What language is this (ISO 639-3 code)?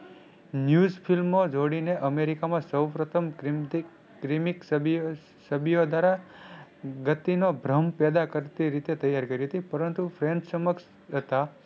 guj